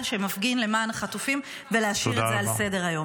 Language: Hebrew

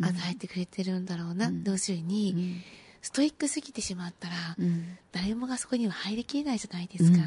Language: Japanese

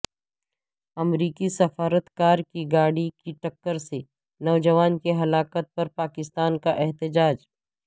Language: Urdu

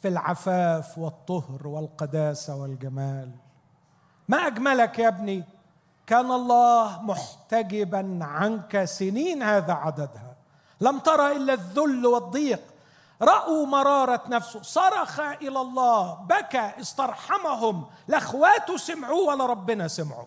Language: Arabic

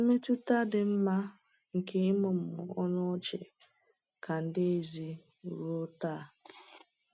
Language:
Igbo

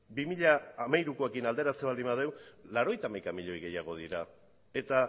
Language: Basque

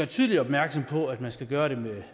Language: Danish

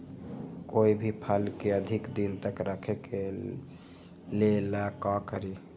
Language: Magahi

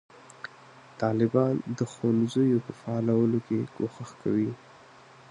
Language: Pashto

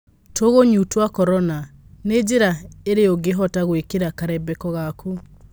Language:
Kikuyu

